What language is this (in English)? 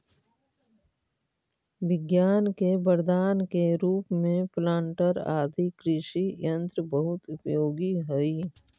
Magahi